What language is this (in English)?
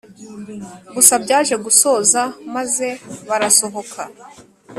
Kinyarwanda